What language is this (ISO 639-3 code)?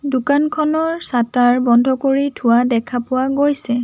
asm